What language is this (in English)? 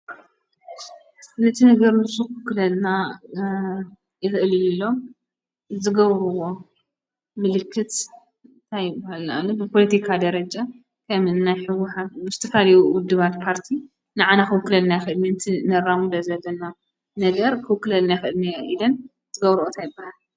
Tigrinya